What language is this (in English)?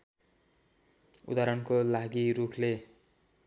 Nepali